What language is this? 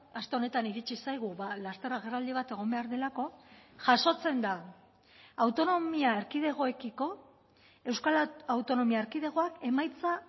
Basque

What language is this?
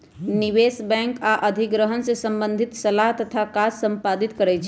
Magahi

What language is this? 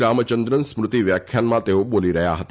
Gujarati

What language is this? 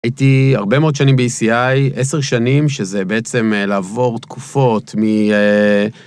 Hebrew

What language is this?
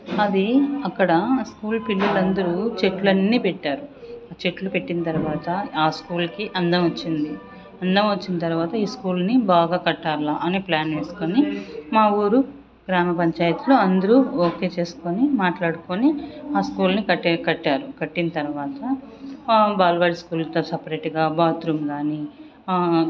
Telugu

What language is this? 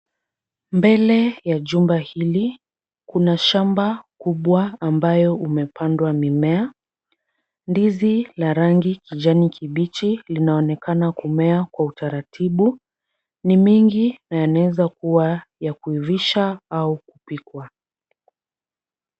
Swahili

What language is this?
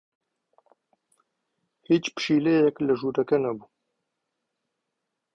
Central Kurdish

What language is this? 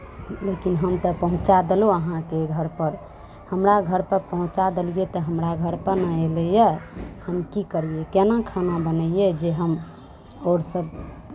Maithili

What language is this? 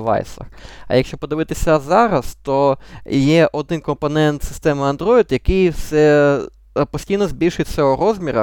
Ukrainian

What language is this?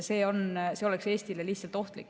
Estonian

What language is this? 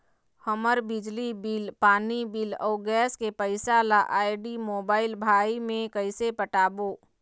Chhattisgarhi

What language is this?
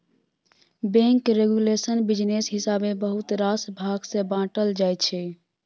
Maithili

